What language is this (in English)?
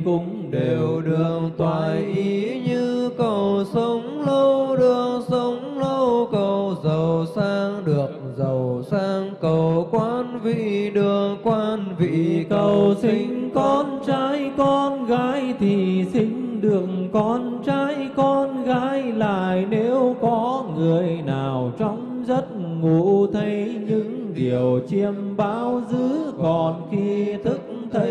Vietnamese